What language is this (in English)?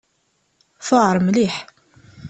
Kabyle